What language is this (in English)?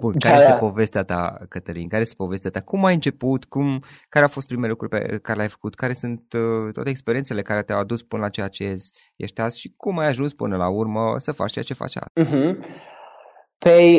Romanian